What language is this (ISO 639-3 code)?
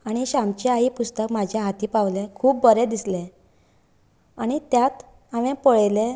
kok